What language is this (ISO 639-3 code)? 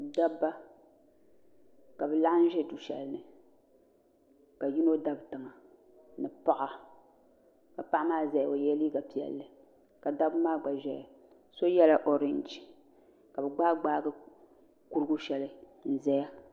dag